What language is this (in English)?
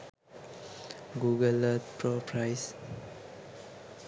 Sinhala